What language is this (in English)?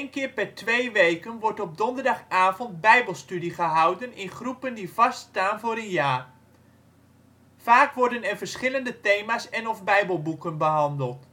Dutch